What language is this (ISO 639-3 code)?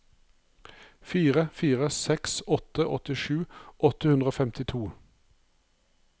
nor